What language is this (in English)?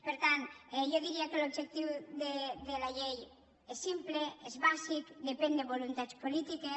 Catalan